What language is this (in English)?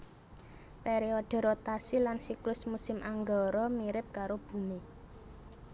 Javanese